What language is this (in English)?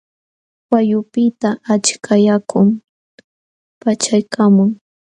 Jauja Wanca Quechua